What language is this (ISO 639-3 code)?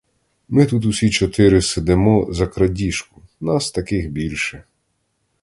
ukr